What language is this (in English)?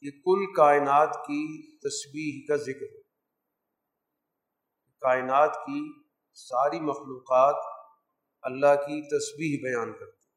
Urdu